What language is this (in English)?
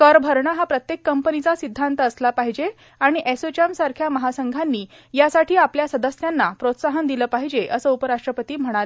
Marathi